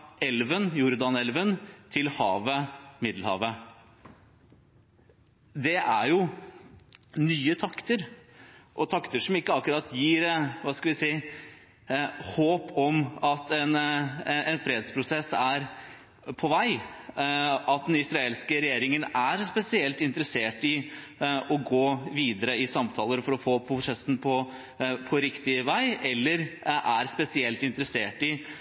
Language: Norwegian Bokmål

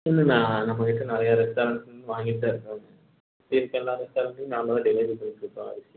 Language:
Tamil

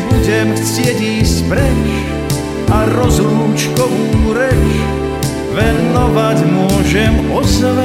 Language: Croatian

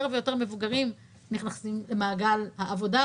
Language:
Hebrew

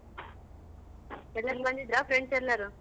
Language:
Kannada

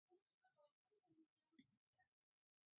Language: Mari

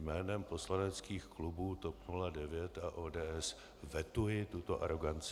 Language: Czech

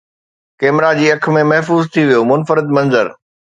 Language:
Sindhi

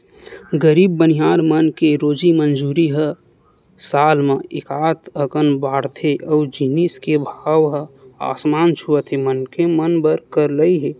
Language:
Chhattisgarhi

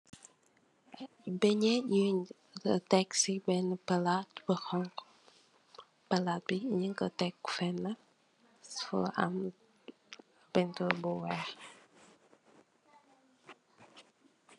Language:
Wolof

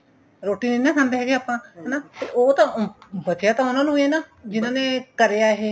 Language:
Punjabi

